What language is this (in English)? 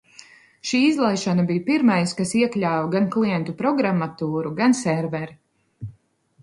Latvian